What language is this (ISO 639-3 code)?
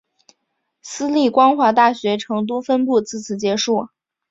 zho